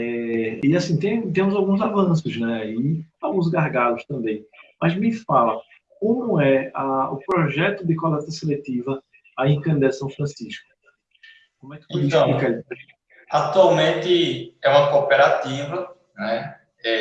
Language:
Portuguese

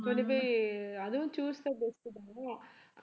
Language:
Tamil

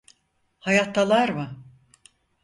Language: Turkish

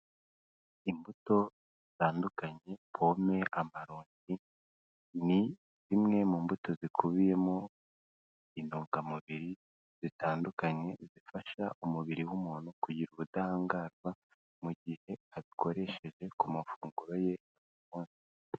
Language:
Kinyarwanda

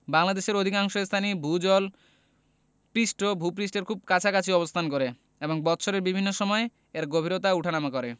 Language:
Bangla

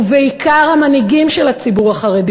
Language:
Hebrew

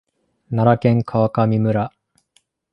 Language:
Japanese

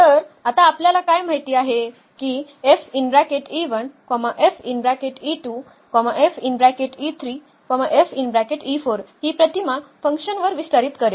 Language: Marathi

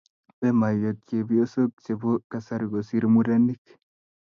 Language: Kalenjin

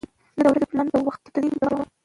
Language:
Pashto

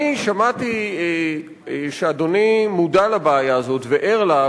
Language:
Hebrew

